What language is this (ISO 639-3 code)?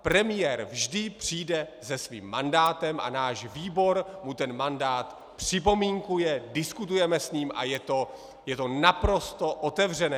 ces